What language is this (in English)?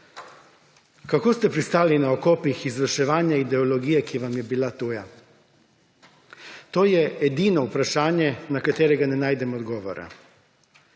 Slovenian